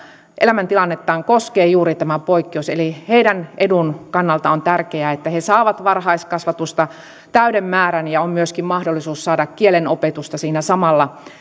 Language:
Finnish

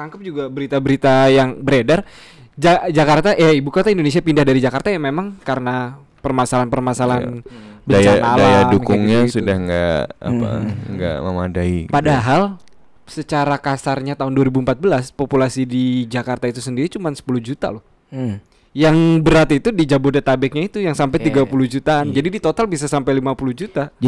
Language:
Indonesian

